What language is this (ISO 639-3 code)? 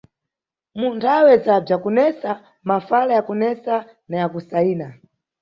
nyu